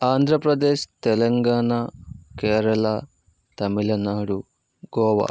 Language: Telugu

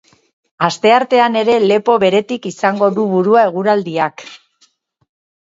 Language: Basque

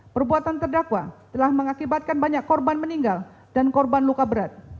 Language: Indonesian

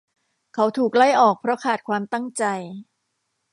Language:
Thai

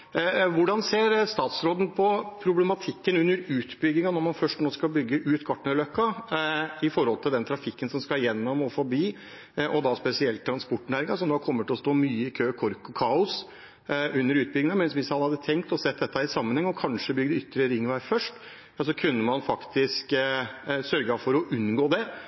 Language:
Norwegian Bokmål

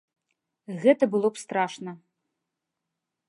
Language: Belarusian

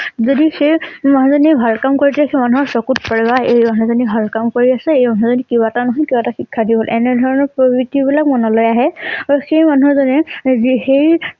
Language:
Assamese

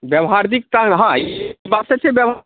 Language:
Maithili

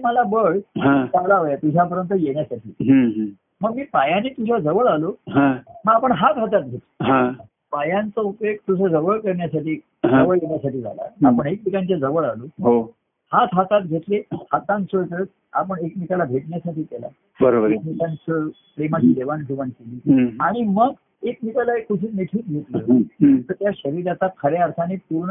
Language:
Marathi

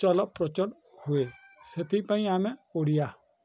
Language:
Odia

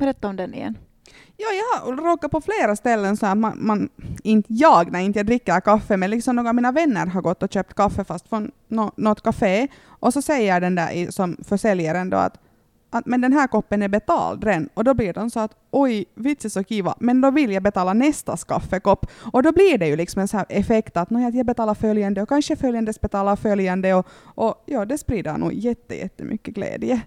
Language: Swedish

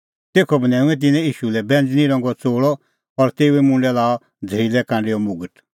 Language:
Kullu Pahari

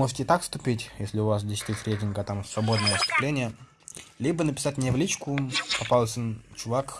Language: Russian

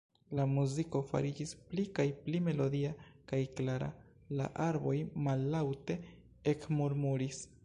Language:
Esperanto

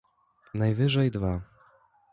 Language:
Polish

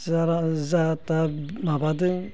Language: Bodo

